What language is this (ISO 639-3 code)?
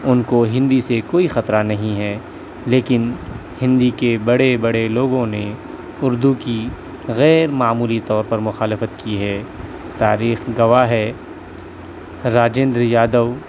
urd